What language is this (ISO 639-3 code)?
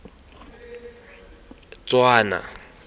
tsn